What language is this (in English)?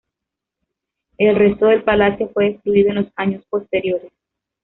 Spanish